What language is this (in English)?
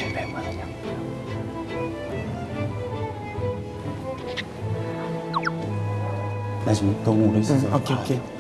Korean